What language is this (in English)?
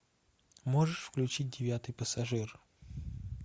Russian